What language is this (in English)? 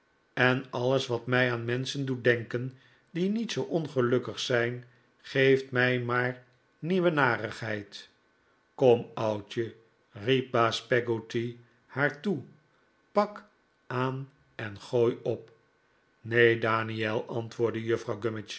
Dutch